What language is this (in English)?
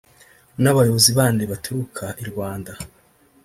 Kinyarwanda